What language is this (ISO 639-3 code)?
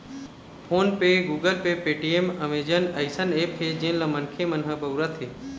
hne